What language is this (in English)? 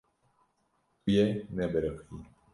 Kurdish